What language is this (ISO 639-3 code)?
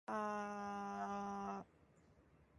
ind